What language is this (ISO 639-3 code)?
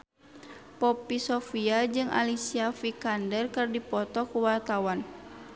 sun